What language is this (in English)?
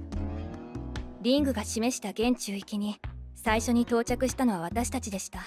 Japanese